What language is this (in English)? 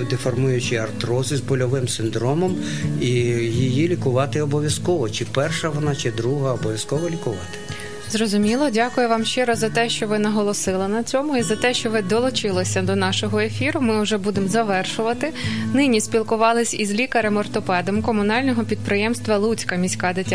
Ukrainian